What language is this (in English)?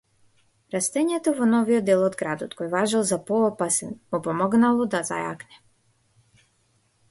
Macedonian